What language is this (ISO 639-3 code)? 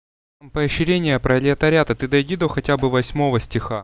rus